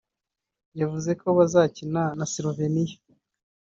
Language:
Kinyarwanda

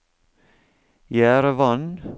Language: Norwegian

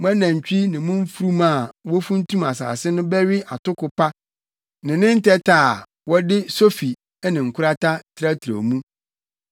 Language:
Akan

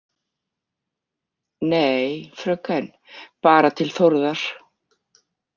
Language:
Icelandic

